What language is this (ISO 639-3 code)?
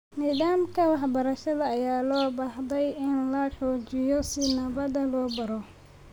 som